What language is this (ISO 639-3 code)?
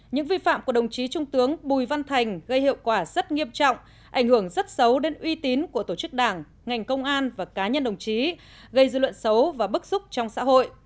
vie